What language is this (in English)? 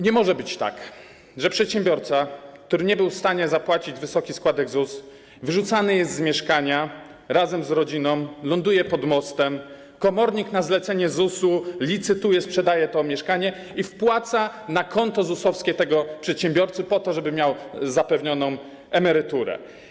Polish